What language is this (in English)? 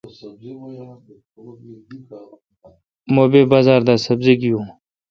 Kalkoti